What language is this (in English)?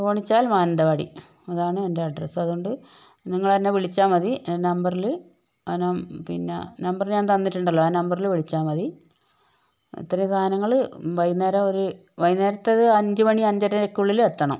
Malayalam